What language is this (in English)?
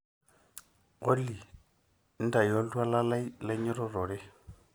Masai